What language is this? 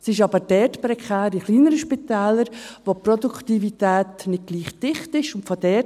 Swiss German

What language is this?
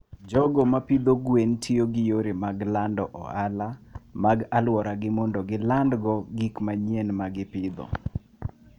Luo (Kenya and Tanzania)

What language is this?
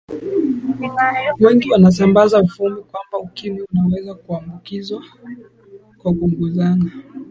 Swahili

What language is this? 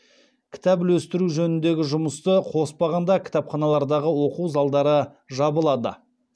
Kazakh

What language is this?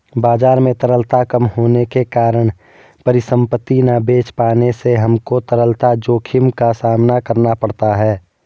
Hindi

